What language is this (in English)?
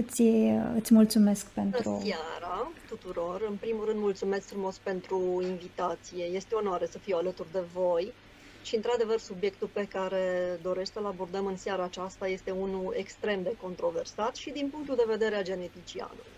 Romanian